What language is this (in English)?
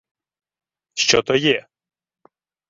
Ukrainian